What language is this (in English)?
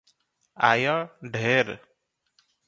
Odia